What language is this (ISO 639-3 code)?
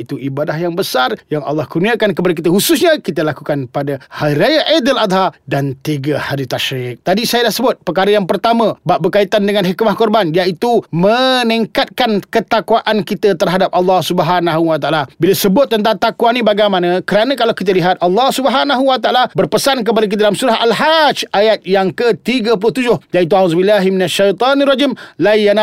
msa